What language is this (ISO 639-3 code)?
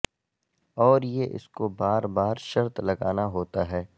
urd